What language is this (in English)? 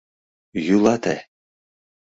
Mari